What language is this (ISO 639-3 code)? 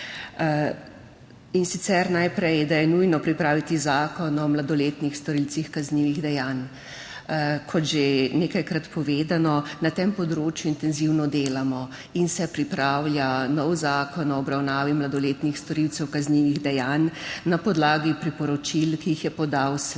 slv